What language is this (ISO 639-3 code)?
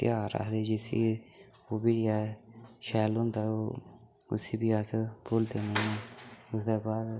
doi